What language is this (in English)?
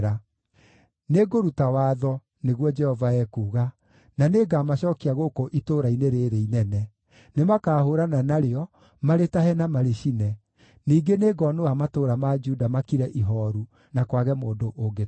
Kikuyu